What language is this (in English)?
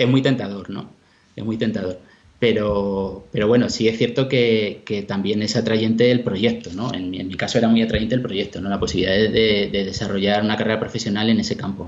Spanish